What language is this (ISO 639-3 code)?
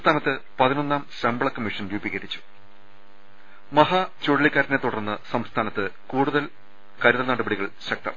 mal